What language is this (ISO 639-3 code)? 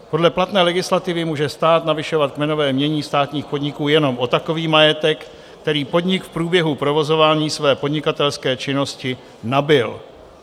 ces